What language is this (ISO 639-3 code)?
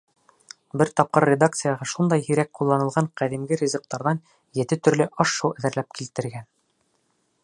bak